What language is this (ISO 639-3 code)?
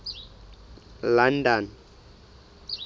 sot